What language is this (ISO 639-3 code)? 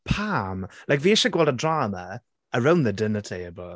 cym